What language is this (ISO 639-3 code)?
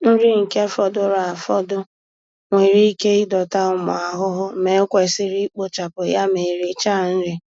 ibo